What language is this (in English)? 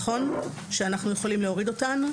Hebrew